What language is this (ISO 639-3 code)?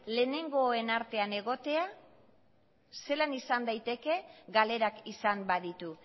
eus